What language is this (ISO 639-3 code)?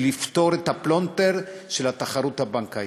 heb